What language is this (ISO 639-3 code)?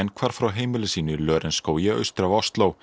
isl